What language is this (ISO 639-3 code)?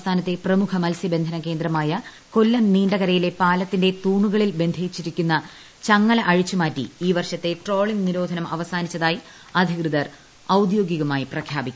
mal